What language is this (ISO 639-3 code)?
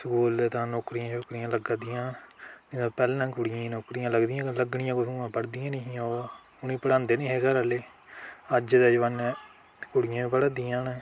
doi